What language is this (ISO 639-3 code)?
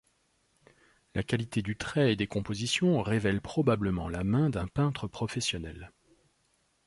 fra